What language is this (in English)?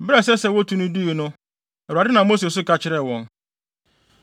Akan